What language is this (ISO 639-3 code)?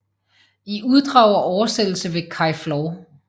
dan